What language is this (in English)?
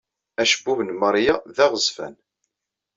Kabyle